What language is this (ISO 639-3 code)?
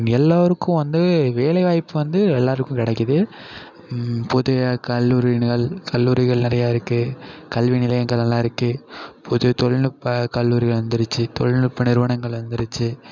tam